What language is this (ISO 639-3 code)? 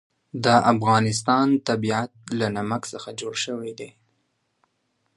pus